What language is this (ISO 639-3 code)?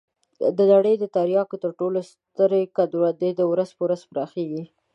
pus